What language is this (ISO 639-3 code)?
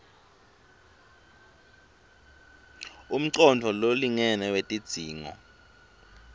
ssw